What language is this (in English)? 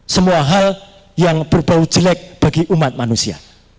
Indonesian